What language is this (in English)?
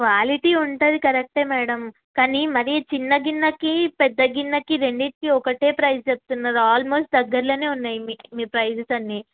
Telugu